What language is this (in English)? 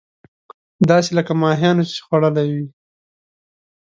Pashto